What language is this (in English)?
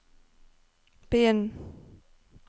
Norwegian